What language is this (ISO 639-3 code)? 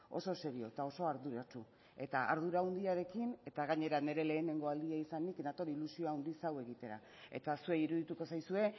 eus